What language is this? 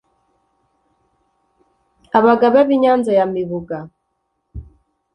Kinyarwanda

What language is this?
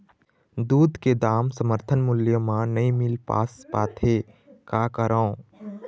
Chhattisgarhi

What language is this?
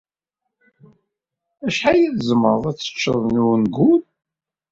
Kabyle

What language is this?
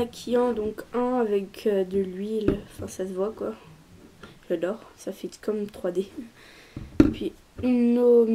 French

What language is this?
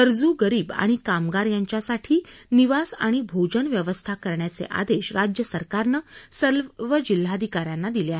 Marathi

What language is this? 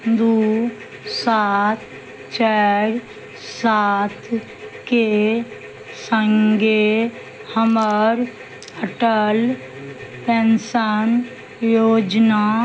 Maithili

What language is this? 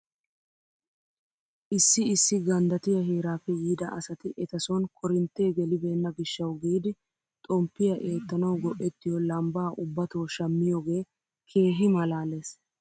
Wolaytta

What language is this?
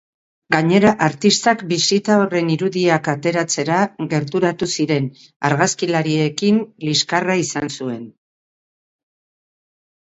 Basque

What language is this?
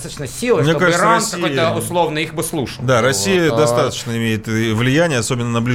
Russian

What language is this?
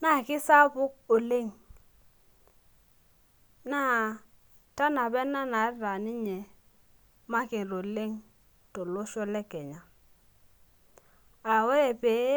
Masai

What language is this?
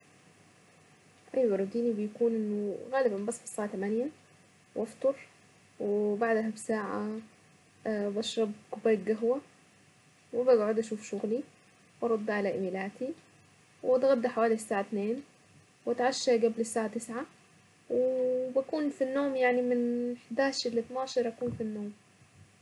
Saidi Arabic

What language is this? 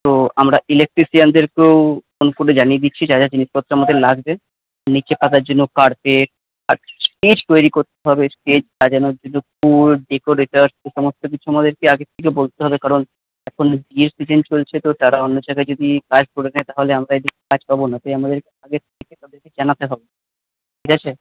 Bangla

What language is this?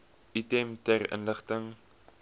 Afrikaans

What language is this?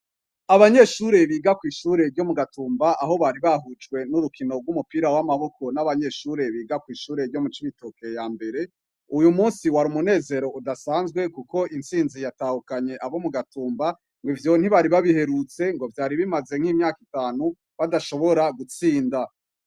Rundi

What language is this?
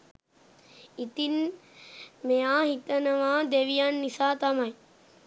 Sinhala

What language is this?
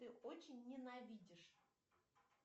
Russian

